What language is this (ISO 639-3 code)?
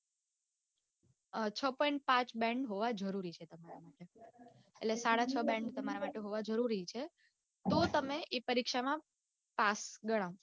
guj